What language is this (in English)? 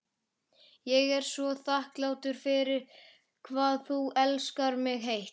Icelandic